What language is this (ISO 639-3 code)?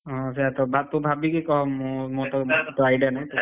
ori